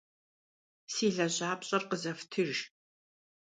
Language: Kabardian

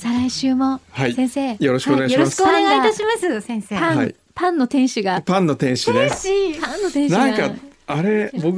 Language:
Japanese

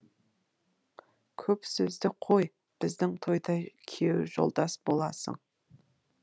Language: Kazakh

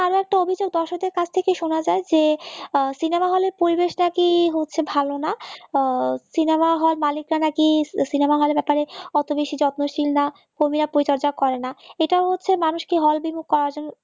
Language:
Bangla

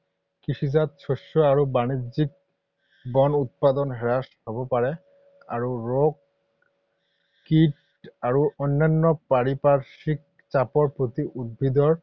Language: Assamese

